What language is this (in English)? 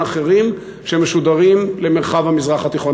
Hebrew